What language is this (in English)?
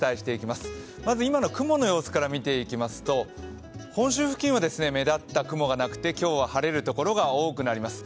Japanese